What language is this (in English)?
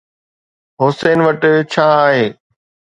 Sindhi